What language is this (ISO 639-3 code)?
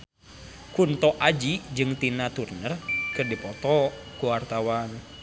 sun